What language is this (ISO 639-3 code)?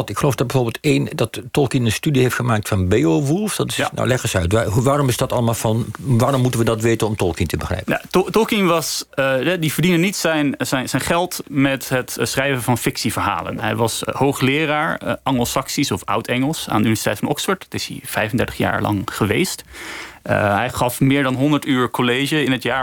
nld